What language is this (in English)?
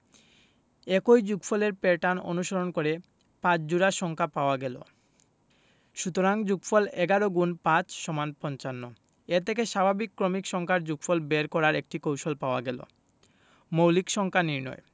Bangla